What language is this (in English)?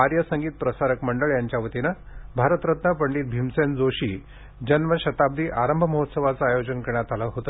Marathi